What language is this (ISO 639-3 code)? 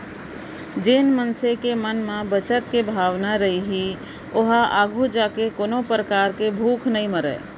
hne